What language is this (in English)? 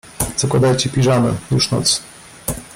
Polish